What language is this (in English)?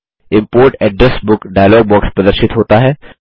Hindi